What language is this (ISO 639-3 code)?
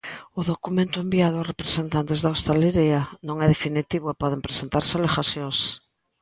glg